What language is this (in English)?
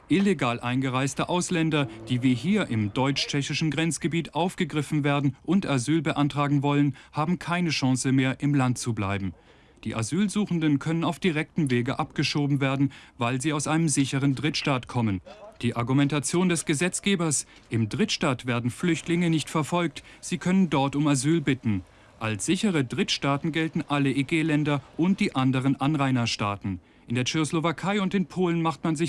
German